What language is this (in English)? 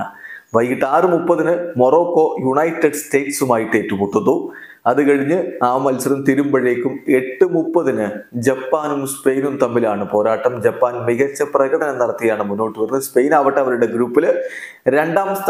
Malayalam